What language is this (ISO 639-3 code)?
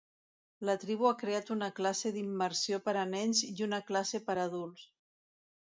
cat